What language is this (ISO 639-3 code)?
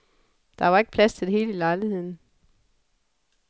dan